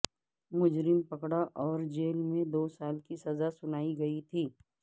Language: Urdu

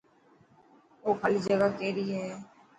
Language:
Dhatki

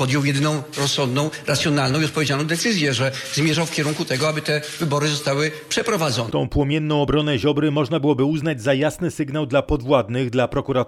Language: Polish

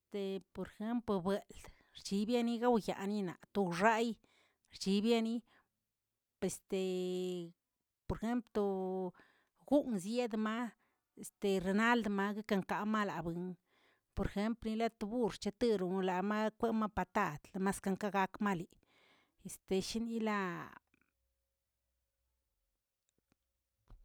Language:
Tilquiapan Zapotec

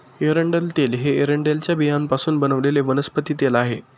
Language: Marathi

